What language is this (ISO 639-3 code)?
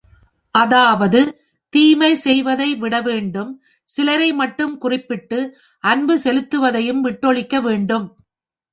tam